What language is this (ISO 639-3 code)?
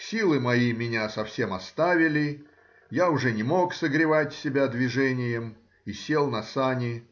rus